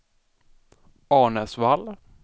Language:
Swedish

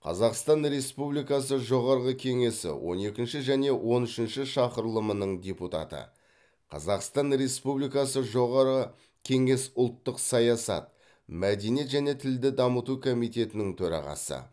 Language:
Kazakh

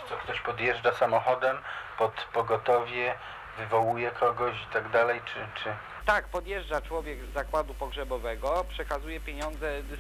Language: Polish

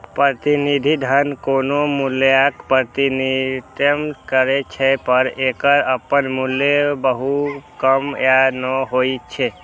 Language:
Maithili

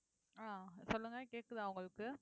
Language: Tamil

